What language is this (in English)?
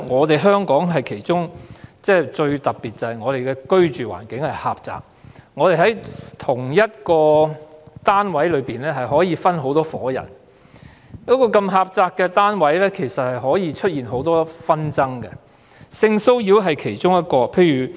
Cantonese